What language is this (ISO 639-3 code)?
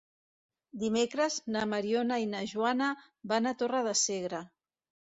cat